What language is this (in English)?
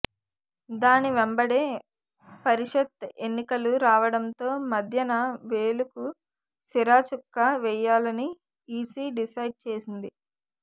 Telugu